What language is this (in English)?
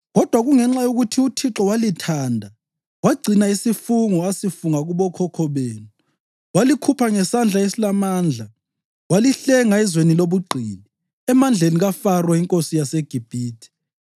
North Ndebele